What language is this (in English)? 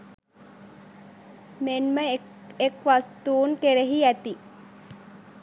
Sinhala